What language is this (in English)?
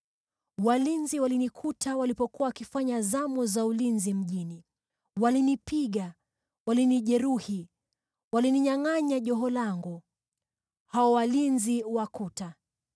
Swahili